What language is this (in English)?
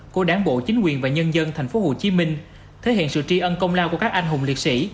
Vietnamese